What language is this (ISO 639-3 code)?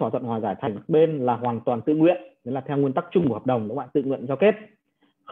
vie